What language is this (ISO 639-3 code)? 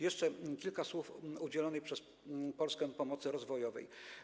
pol